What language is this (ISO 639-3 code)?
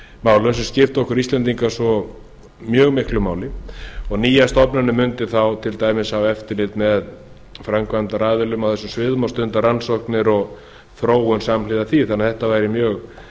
isl